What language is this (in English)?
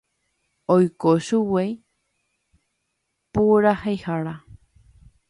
Guarani